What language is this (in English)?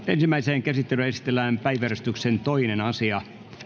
Finnish